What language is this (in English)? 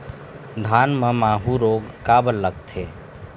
Chhattisgarhi